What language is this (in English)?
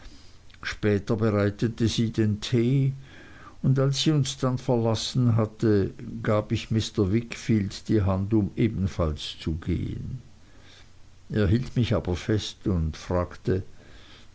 German